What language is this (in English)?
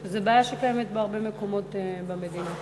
Hebrew